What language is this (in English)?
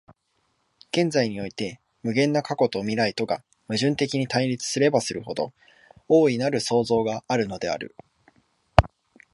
Japanese